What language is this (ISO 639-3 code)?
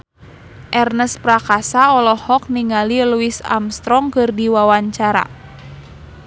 sun